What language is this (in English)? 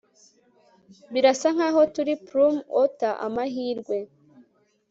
Kinyarwanda